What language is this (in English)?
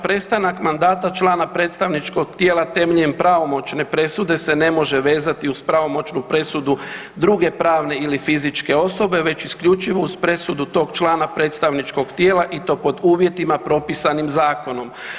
Croatian